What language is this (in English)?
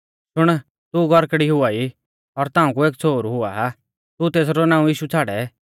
Mahasu Pahari